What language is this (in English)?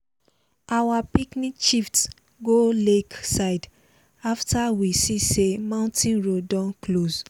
Nigerian Pidgin